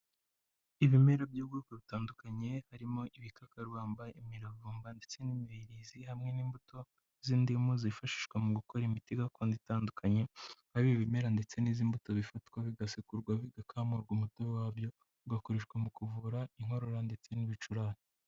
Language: Kinyarwanda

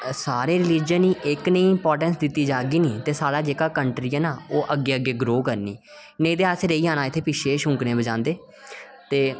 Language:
Dogri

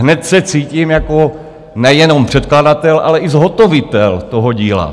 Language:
Czech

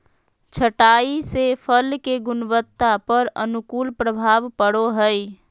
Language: Magahi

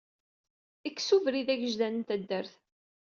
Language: Kabyle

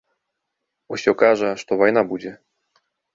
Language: Belarusian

